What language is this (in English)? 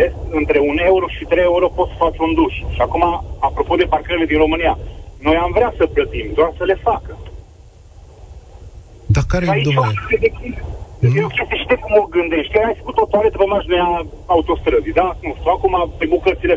Romanian